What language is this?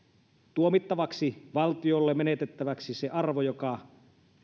Finnish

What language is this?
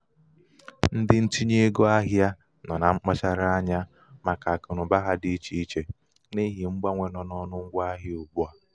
Igbo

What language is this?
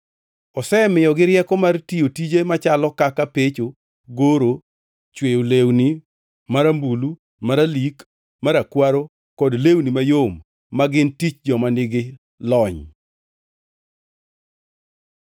Luo (Kenya and Tanzania)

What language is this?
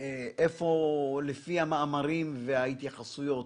Hebrew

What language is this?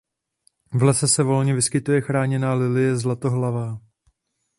Czech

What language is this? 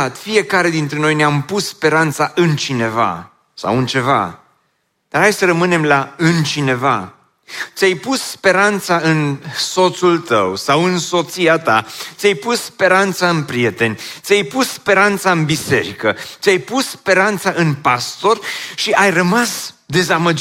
Romanian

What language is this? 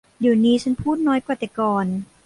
Thai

